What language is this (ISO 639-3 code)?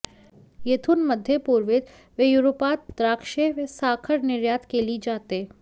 mar